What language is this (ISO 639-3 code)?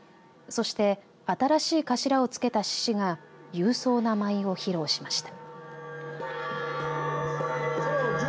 jpn